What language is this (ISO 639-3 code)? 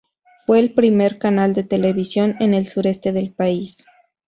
spa